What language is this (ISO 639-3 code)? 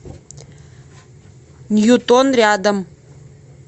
rus